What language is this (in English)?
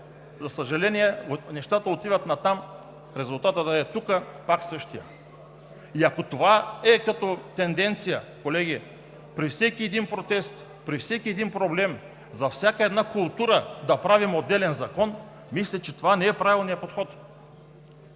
Bulgarian